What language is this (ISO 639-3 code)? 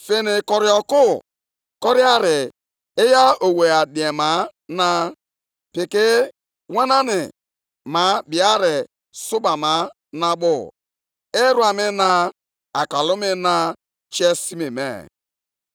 ibo